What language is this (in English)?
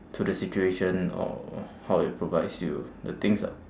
English